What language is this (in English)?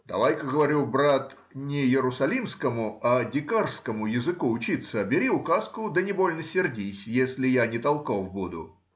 Russian